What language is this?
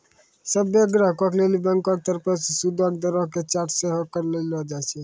Maithili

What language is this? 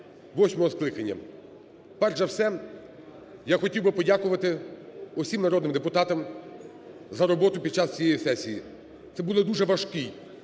Ukrainian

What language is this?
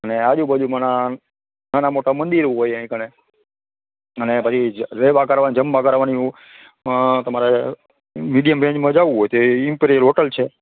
Gujarati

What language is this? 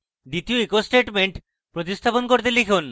Bangla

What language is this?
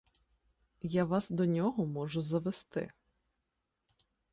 Ukrainian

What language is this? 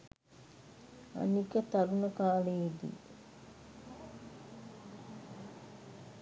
Sinhala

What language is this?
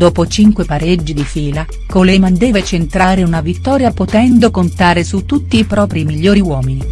Italian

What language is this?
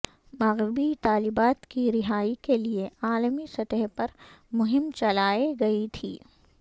Urdu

